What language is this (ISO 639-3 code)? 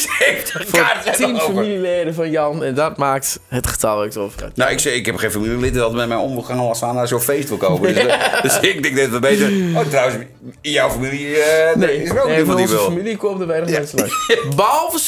nld